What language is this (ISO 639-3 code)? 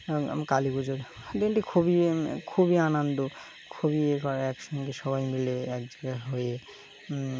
ben